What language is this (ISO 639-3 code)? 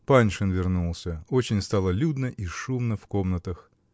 rus